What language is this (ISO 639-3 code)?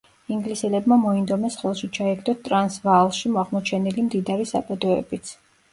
kat